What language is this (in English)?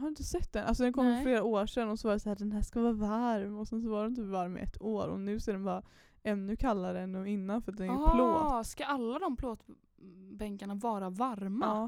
Swedish